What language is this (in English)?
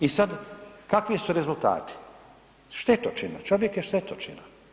Croatian